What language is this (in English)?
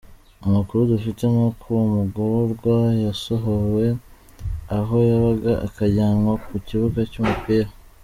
Kinyarwanda